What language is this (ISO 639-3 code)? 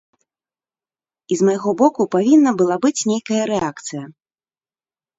bel